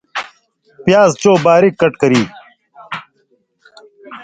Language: Indus Kohistani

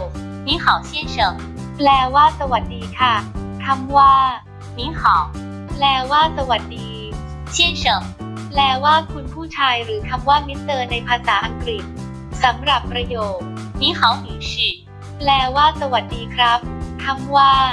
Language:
Thai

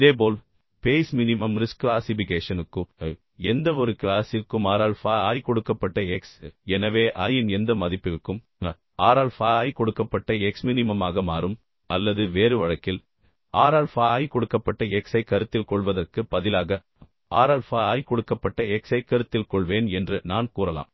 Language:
Tamil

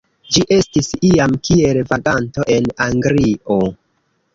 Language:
Esperanto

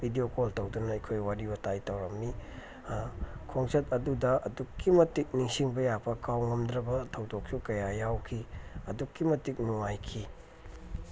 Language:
Manipuri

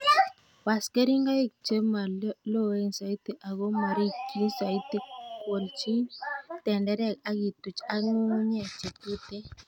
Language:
Kalenjin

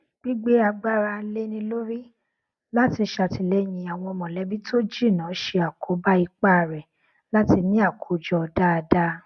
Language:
Yoruba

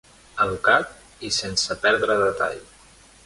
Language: Catalan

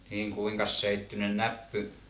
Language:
Finnish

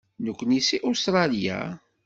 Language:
Kabyle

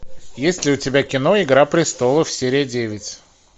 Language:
Russian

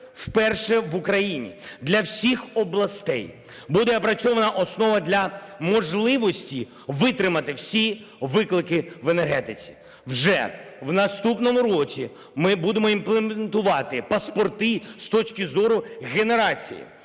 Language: Ukrainian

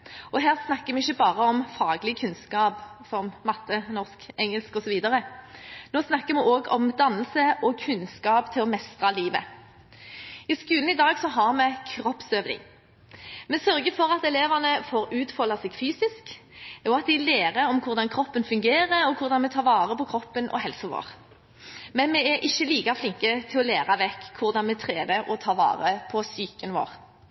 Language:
Norwegian Bokmål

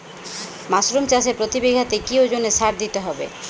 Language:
Bangla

